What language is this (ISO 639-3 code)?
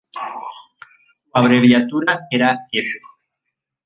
spa